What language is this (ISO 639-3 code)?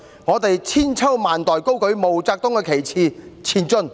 yue